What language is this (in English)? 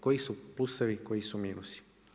Croatian